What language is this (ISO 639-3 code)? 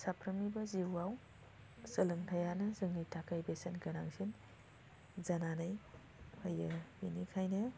brx